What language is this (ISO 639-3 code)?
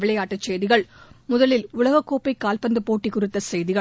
tam